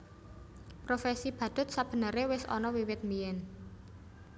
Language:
Javanese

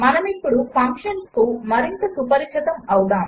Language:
Telugu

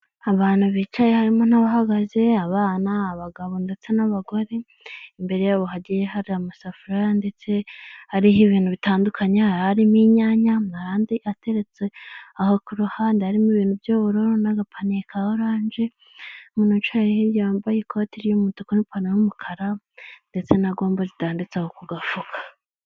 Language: Kinyarwanda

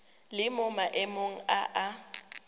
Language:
Tswana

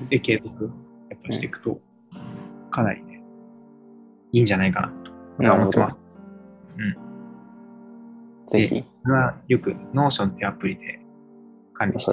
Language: Japanese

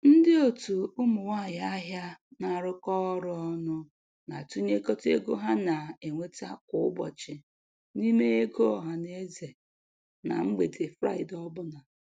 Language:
Igbo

